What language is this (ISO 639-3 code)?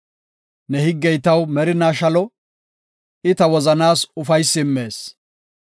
gof